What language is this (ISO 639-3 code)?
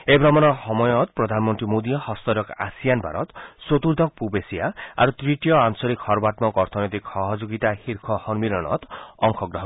asm